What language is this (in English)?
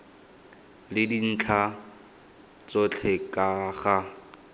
Tswana